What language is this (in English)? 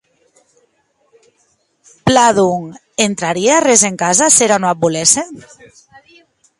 Occitan